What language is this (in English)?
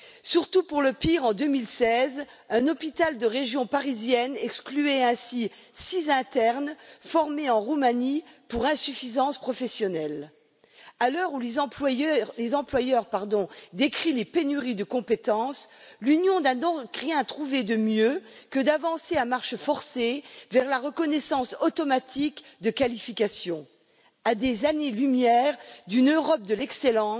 French